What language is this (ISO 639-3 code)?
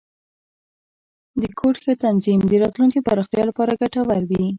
pus